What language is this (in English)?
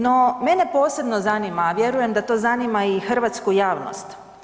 Croatian